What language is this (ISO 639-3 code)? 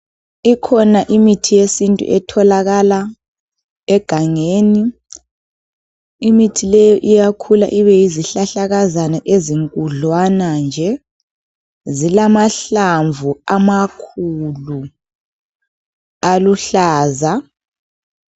nde